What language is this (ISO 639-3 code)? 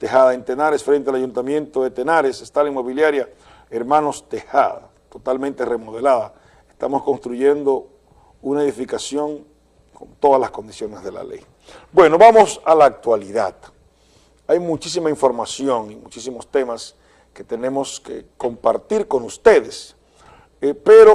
spa